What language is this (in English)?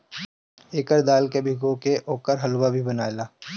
Bhojpuri